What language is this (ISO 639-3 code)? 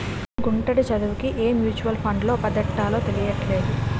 tel